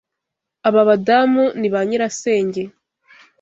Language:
Kinyarwanda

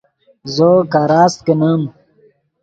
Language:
Yidgha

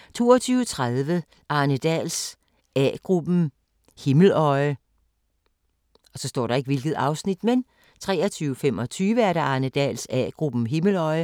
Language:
Danish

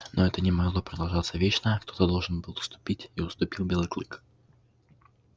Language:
Russian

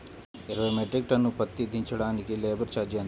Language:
Telugu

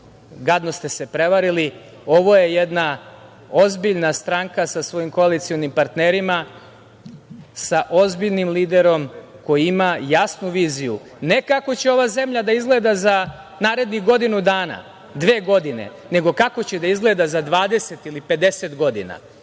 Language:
Serbian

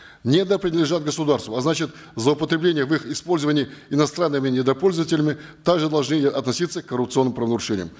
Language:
Kazakh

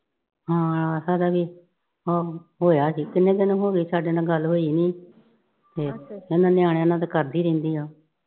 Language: Punjabi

